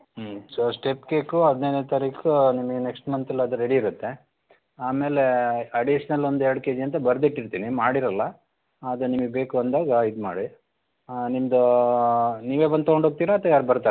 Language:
Kannada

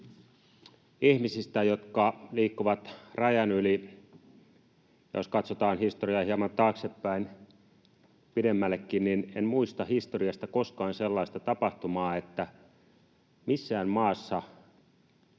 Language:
Finnish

